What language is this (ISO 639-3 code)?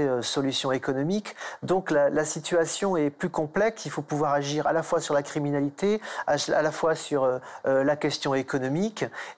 fra